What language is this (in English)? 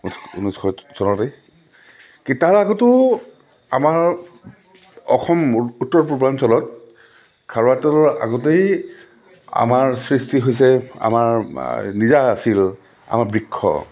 Assamese